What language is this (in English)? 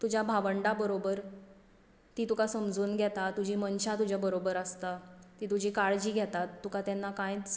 Konkani